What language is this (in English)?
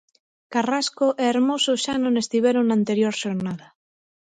Galician